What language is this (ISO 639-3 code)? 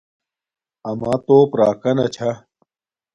dmk